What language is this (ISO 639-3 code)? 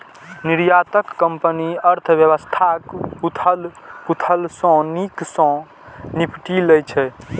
mai